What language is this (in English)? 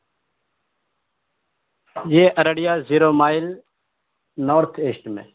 Urdu